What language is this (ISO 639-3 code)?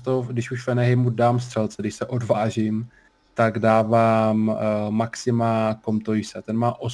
ces